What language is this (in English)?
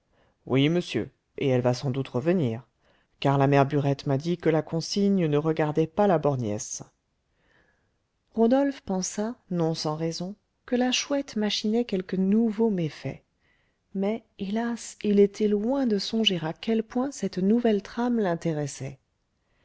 French